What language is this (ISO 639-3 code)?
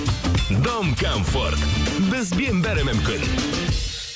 kaz